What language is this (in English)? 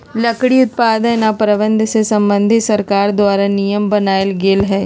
Magahi